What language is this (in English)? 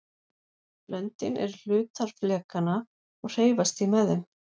Icelandic